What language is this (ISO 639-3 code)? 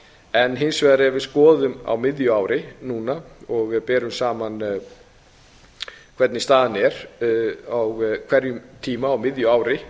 isl